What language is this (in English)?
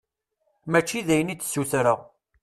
Kabyle